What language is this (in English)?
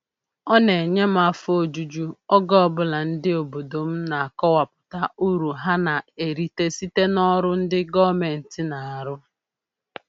Igbo